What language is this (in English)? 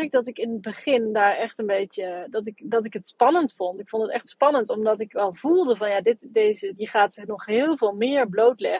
Dutch